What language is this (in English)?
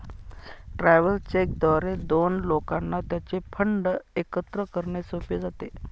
Marathi